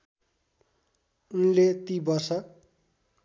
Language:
Nepali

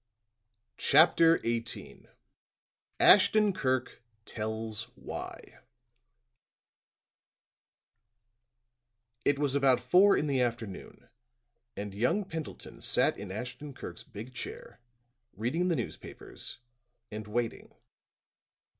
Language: English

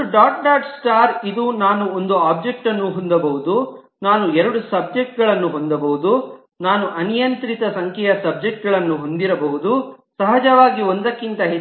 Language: Kannada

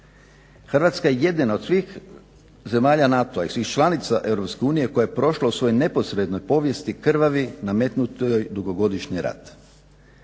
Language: Croatian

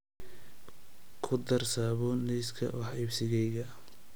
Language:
Somali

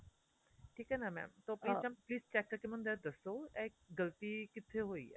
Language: Punjabi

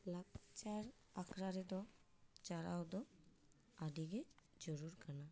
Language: Santali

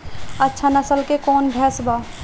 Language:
Bhojpuri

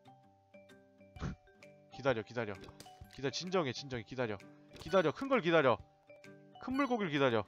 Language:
Korean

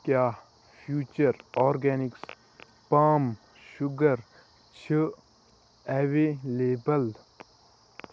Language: Kashmiri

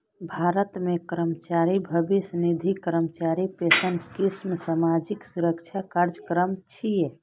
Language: Maithili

